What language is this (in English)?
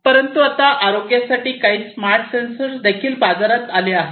Marathi